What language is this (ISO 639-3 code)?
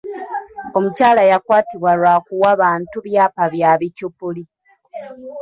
lug